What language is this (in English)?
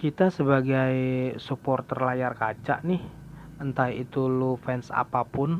Indonesian